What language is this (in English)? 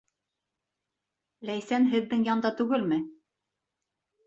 Bashkir